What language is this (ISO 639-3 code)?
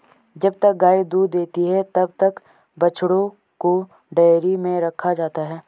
hin